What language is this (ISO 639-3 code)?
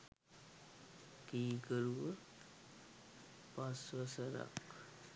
sin